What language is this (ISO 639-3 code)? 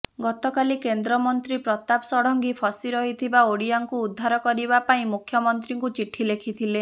ori